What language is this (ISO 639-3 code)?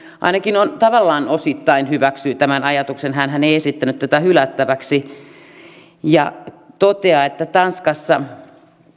fin